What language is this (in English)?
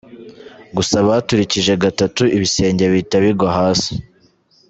Kinyarwanda